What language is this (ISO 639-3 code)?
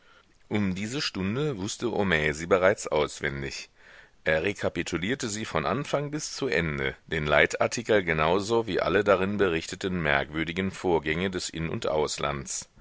deu